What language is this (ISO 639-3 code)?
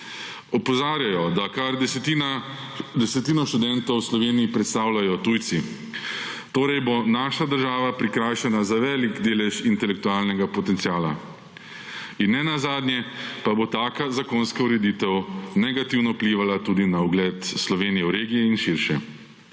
slv